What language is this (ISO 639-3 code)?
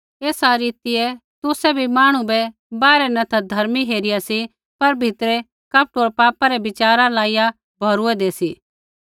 kfx